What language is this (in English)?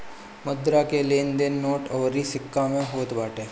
Bhojpuri